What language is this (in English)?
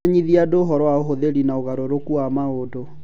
Kikuyu